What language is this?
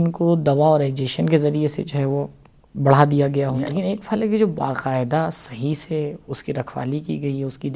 Urdu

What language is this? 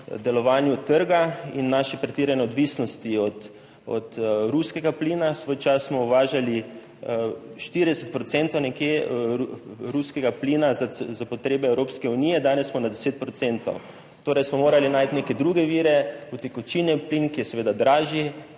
Slovenian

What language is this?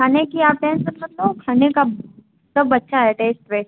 Hindi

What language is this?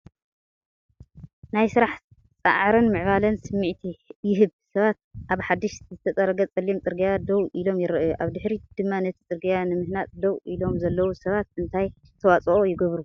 Tigrinya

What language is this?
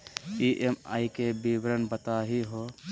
Magahi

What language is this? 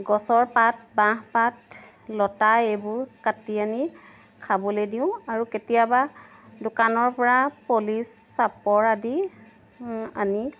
Assamese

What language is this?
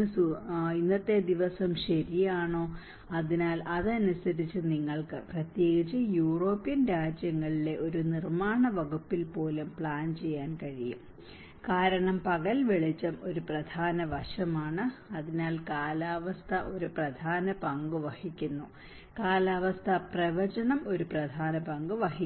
Malayalam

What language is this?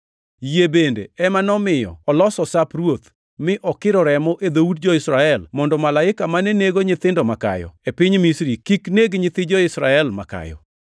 Luo (Kenya and Tanzania)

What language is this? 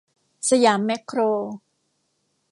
Thai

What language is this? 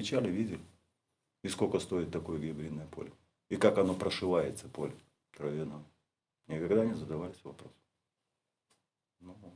Russian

